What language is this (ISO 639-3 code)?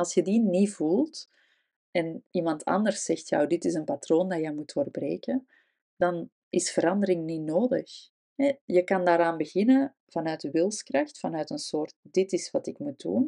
nld